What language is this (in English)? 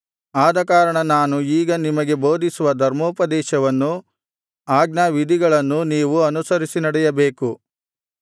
Kannada